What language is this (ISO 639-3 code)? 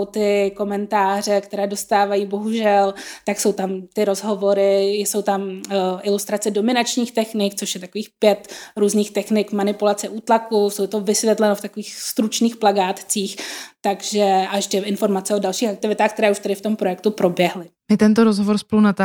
ces